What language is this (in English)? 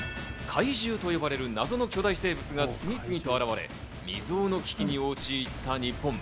Japanese